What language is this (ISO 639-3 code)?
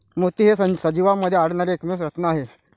mar